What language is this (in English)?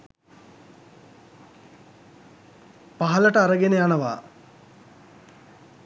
Sinhala